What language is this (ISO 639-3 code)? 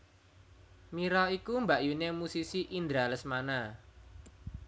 jav